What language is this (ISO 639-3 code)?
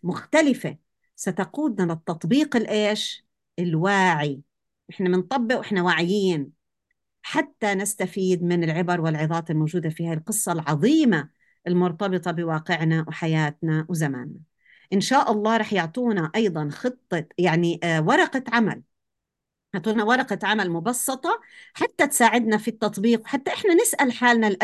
ara